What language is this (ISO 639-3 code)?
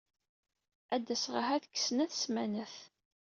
kab